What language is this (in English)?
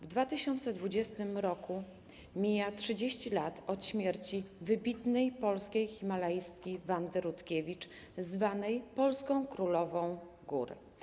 Polish